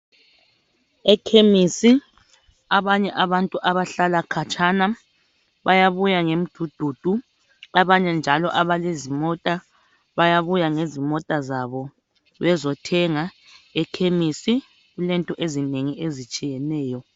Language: North Ndebele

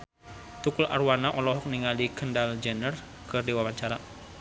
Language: Sundanese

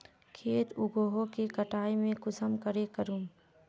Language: Magahi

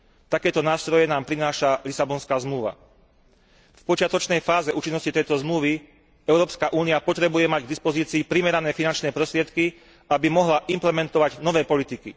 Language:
Slovak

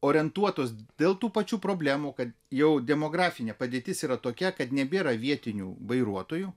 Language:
Lithuanian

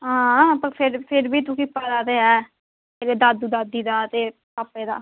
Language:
Dogri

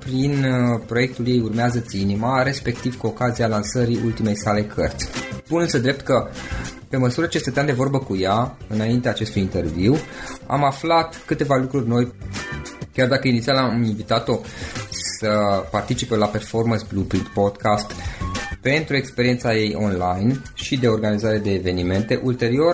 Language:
Romanian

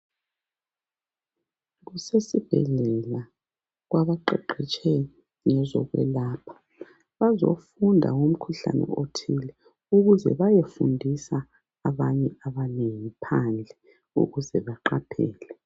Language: North Ndebele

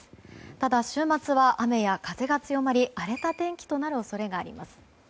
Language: Japanese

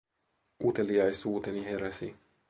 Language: Finnish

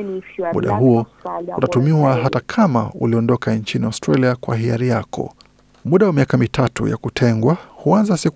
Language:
Swahili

